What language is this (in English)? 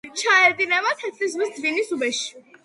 Georgian